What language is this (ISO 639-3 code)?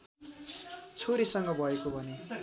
nep